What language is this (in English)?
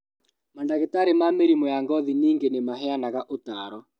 Kikuyu